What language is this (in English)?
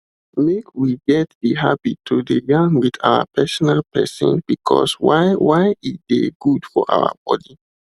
Nigerian Pidgin